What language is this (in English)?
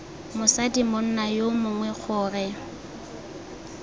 Tswana